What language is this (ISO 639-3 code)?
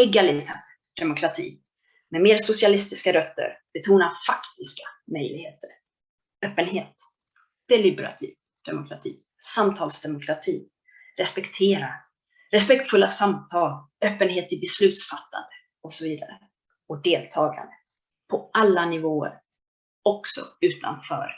swe